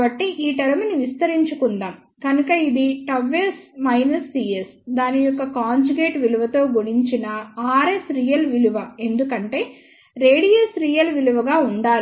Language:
Telugu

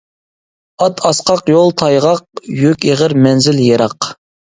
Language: Uyghur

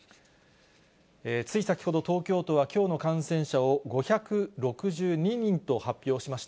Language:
Japanese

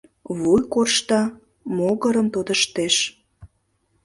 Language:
Mari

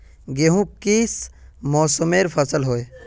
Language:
Magahi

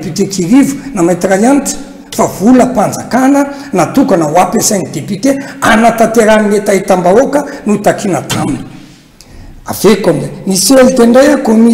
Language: Romanian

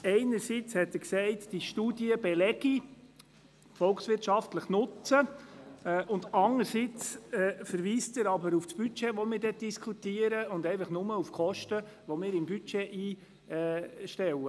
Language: Swiss German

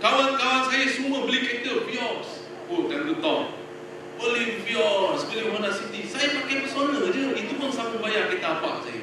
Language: Malay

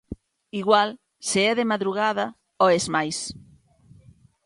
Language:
Galician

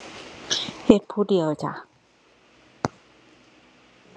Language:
Thai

